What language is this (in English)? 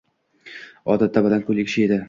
Uzbek